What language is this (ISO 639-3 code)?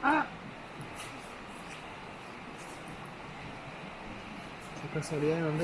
spa